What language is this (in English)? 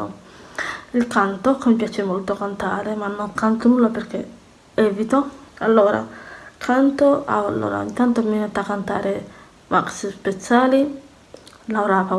Italian